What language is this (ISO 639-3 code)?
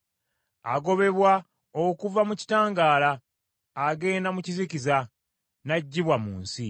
lug